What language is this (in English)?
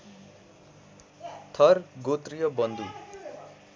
Nepali